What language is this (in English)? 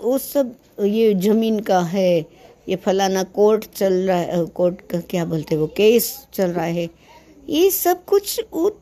Hindi